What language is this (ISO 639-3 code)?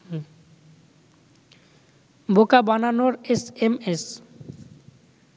ben